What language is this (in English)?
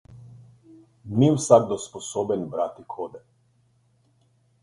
Slovenian